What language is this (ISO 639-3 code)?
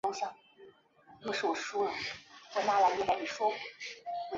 zho